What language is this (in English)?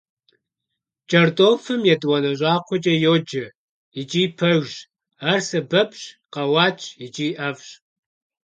Kabardian